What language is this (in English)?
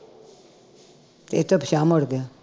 Punjabi